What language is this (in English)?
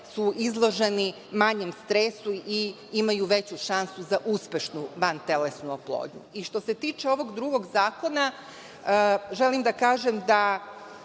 Serbian